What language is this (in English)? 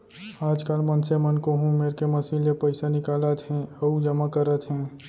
Chhattisgarhi